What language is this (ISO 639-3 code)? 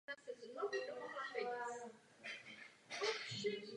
ces